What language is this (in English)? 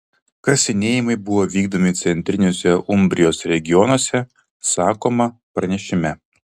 Lithuanian